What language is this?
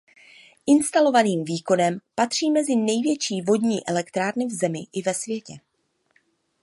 Czech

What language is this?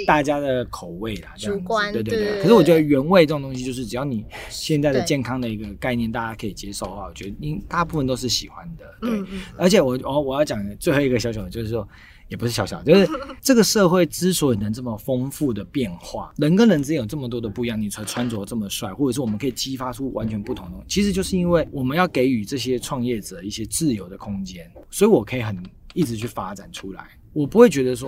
Chinese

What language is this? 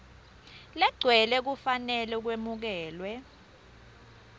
Swati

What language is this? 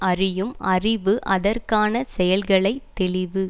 Tamil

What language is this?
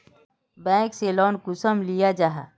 Magahi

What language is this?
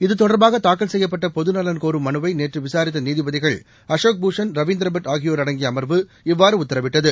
Tamil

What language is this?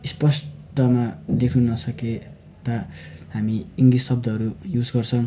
Nepali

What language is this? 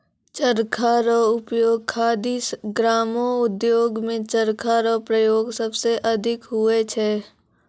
Maithili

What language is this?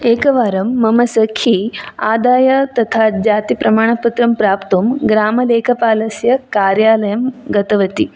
Sanskrit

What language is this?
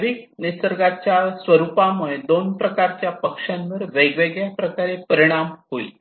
Marathi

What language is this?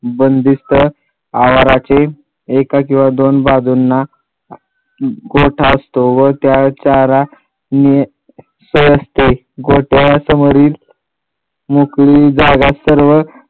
Marathi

